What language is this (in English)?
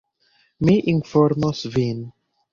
Esperanto